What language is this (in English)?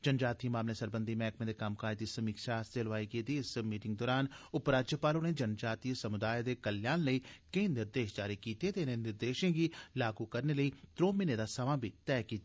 Dogri